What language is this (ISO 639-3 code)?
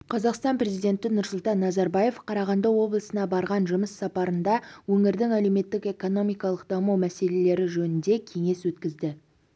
kaz